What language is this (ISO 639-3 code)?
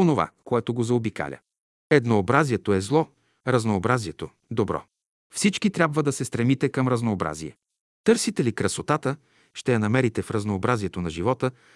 bul